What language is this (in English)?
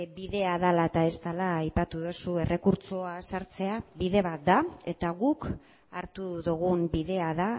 Basque